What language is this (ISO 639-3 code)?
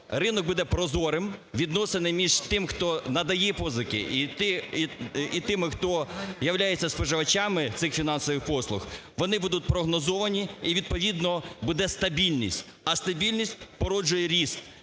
ukr